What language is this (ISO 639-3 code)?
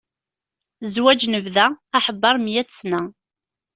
kab